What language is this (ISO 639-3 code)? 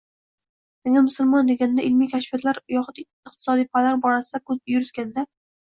uzb